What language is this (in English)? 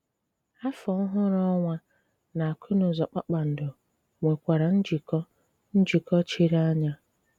Igbo